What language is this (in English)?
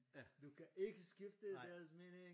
Danish